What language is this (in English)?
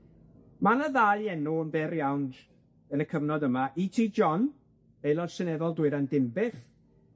Welsh